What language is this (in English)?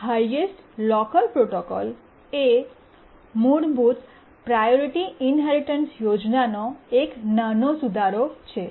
Gujarati